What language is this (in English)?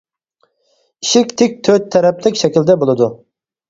Uyghur